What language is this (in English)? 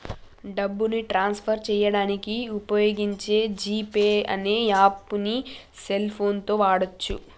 Telugu